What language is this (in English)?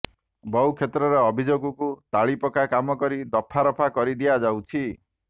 Odia